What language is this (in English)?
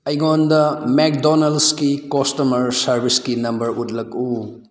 Manipuri